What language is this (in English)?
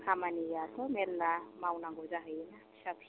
Bodo